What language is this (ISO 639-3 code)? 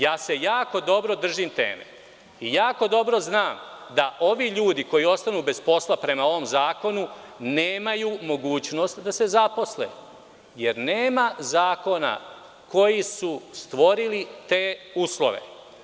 srp